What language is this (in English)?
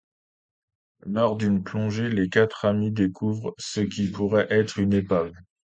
French